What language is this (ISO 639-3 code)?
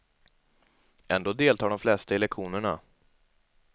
swe